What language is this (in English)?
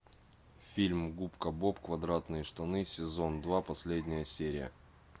Russian